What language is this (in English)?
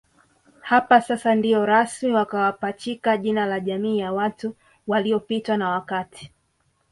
Swahili